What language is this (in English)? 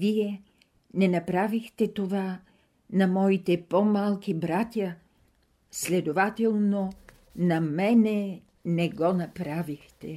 Bulgarian